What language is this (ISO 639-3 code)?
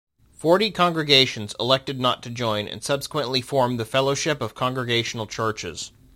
eng